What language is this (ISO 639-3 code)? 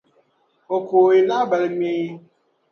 dag